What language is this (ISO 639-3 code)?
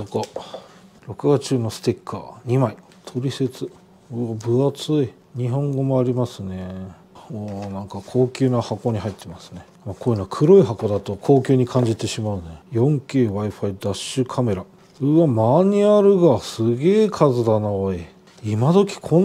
jpn